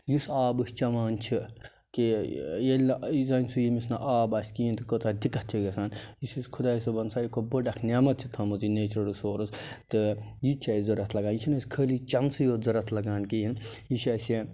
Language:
Kashmiri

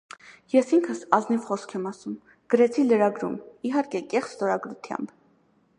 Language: Armenian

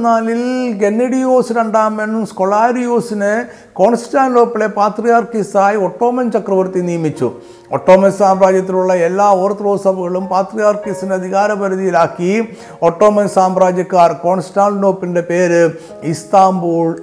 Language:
Malayalam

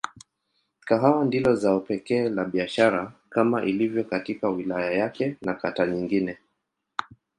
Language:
Swahili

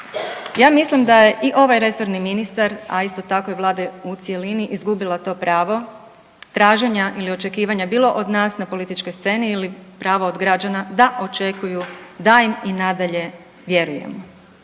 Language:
Croatian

